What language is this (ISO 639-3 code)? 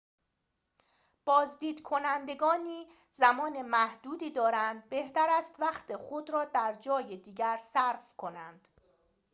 fas